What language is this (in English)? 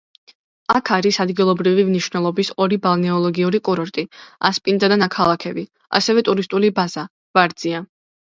Georgian